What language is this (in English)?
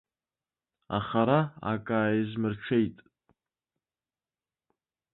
Abkhazian